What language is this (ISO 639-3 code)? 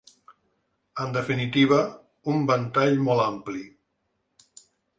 cat